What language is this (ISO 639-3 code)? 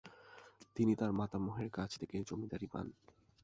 ben